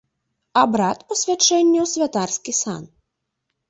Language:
Belarusian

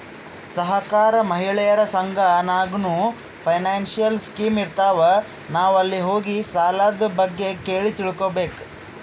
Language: Kannada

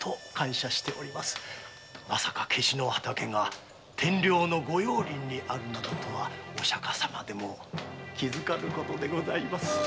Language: Japanese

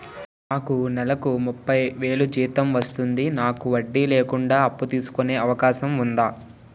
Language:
Telugu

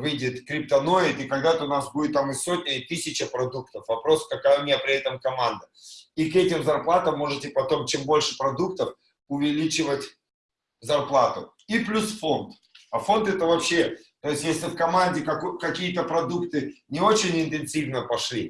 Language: Russian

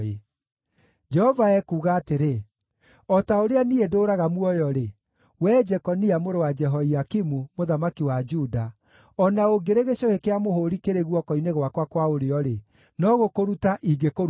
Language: Kikuyu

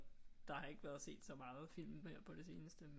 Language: Danish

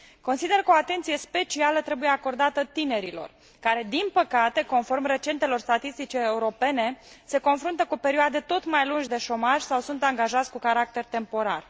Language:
Romanian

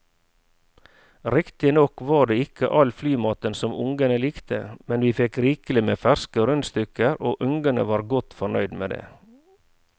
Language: Norwegian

